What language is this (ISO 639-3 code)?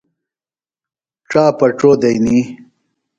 phl